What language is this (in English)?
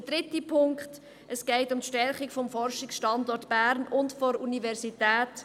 Swiss German